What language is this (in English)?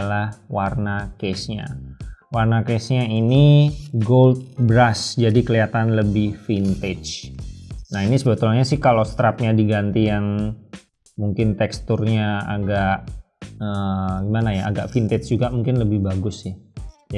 Indonesian